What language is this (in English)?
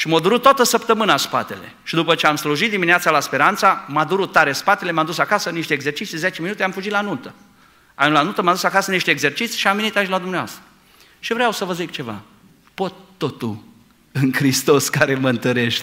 Romanian